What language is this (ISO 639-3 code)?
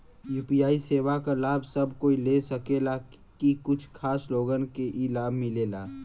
bho